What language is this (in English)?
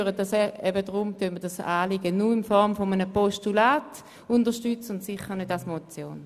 Swiss German